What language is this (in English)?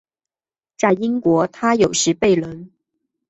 Chinese